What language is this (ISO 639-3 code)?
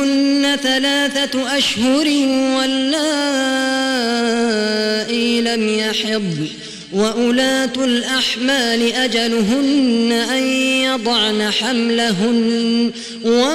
ara